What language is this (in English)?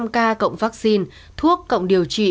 Vietnamese